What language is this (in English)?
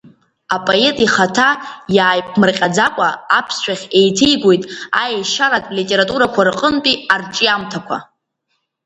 Abkhazian